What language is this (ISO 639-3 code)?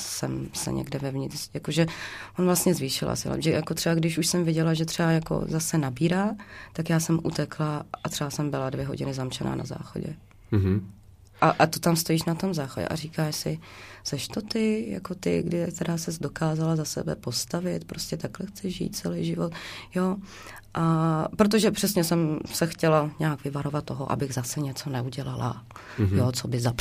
ces